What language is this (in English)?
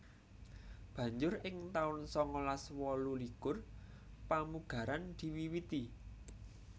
Javanese